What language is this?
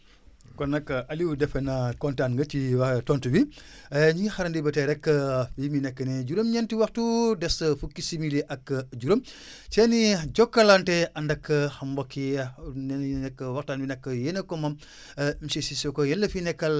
Wolof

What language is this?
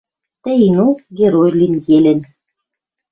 Western Mari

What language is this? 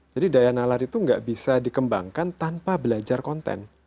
Indonesian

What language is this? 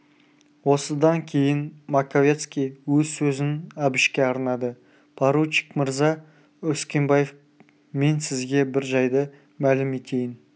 Kazakh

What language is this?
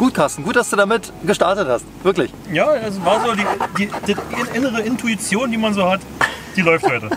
German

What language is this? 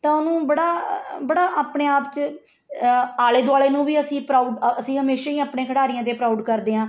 Punjabi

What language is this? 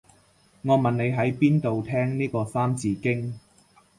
Cantonese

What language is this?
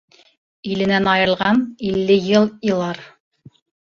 Bashkir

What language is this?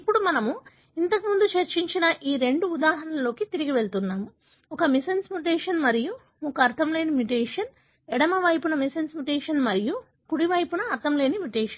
Telugu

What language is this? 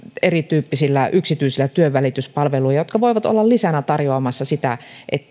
Finnish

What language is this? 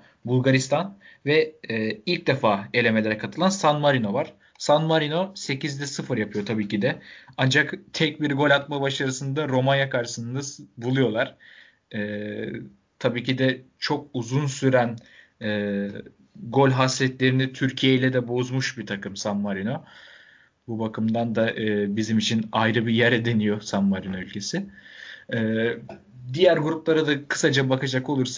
Turkish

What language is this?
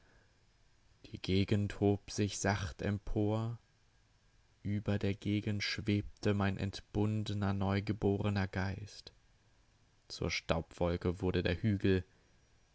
German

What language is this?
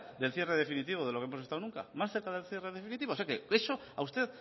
Spanish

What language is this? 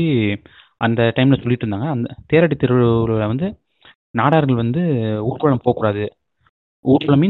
Tamil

